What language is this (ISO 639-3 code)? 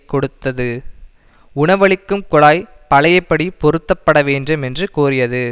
tam